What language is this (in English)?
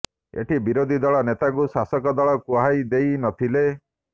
Odia